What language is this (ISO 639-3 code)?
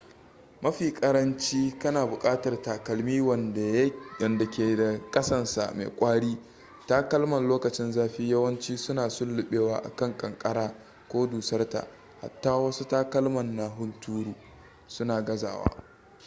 hau